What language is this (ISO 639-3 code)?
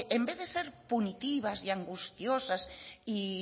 spa